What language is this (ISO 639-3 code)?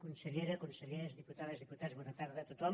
cat